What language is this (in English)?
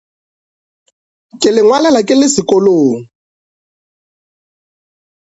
Northern Sotho